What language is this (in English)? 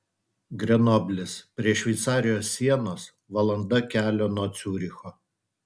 Lithuanian